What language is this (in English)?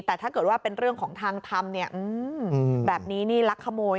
Thai